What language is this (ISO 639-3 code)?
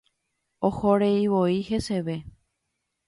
grn